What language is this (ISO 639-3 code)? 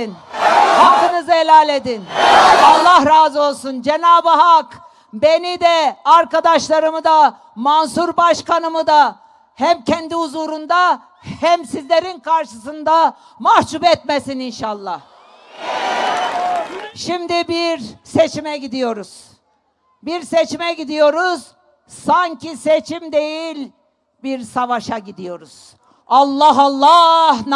tur